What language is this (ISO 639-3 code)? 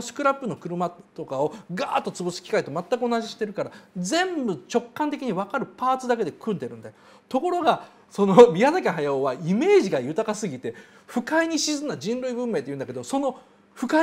jpn